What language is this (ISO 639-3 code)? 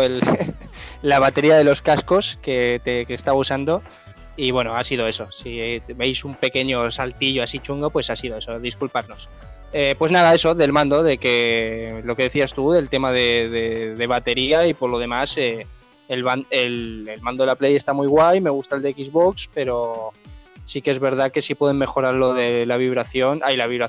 spa